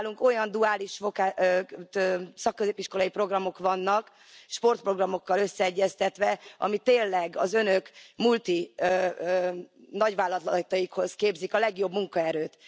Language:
Hungarian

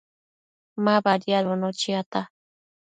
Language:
Matsés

